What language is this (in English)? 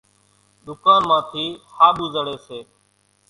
Kachi Koli